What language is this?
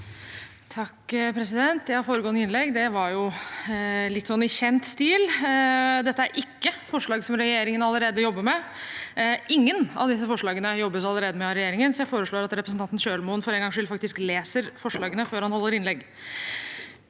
Norwegian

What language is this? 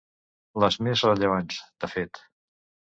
Catalan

